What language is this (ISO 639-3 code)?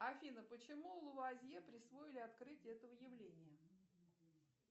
rus